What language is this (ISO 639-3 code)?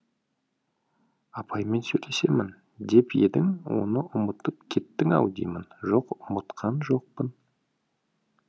kaz